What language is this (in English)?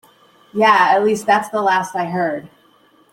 English